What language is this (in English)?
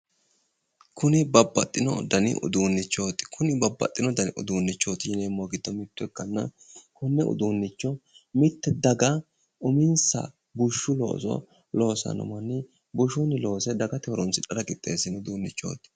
Sidamo